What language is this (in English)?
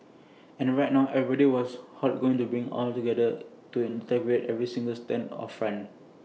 English